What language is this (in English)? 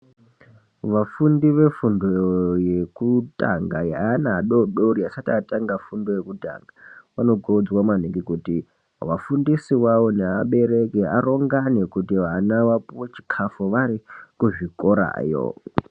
Ndau